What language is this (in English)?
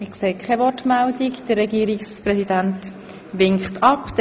Swiss German